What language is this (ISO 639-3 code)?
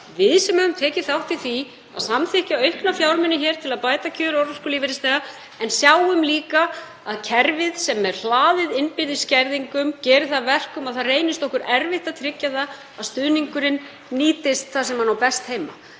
isl